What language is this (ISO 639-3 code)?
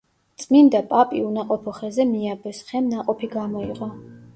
kat